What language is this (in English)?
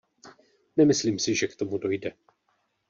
Czech